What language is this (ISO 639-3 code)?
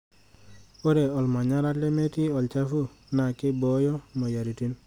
mas